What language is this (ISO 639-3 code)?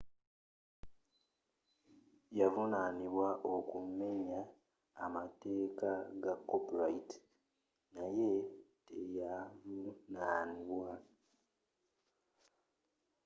lug